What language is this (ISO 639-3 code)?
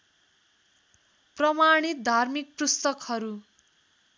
nep